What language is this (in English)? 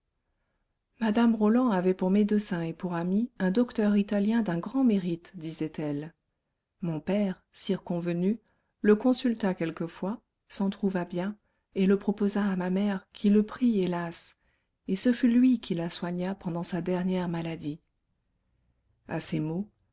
French